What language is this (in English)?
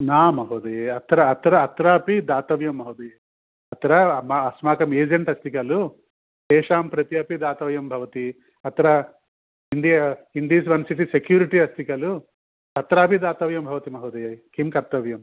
Sanskrit